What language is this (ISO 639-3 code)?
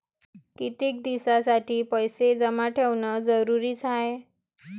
mar